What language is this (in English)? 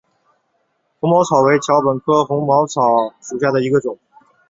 Chinese